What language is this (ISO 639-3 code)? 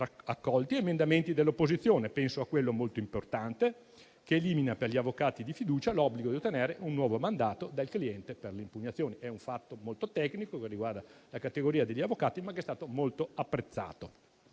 ita